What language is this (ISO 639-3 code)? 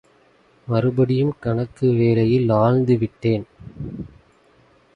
tam